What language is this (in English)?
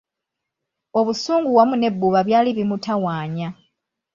Ganda